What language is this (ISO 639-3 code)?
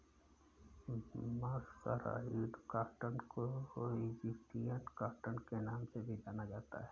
hin